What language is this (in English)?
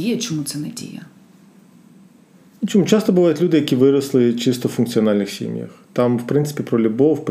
Ukrainian